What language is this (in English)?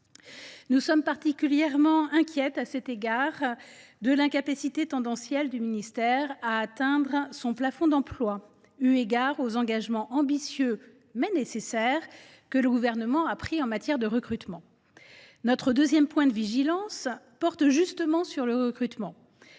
French